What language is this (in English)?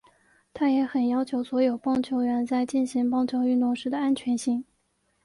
Chinese